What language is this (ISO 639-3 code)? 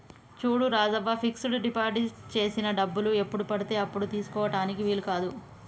tel